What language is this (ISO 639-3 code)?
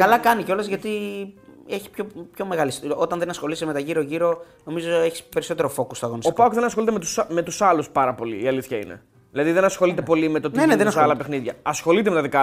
ell